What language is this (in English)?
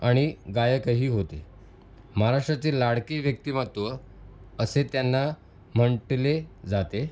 Marathi